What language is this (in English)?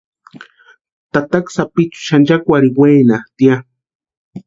Western Highland Purepecha